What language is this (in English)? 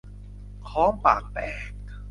Thai